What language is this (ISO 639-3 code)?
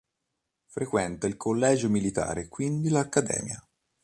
ita